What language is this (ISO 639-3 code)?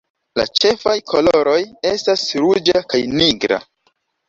epo